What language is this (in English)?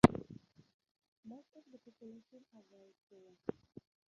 English